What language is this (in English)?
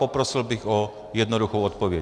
Czech